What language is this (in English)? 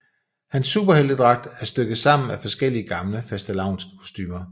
Danish